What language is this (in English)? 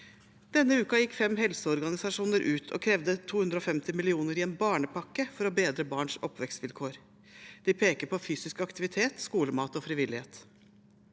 Norwegian